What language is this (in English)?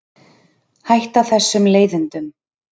Icelandic